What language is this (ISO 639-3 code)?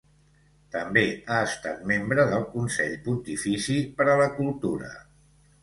cat